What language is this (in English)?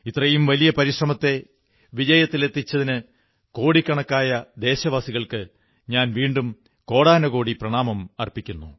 Malayalam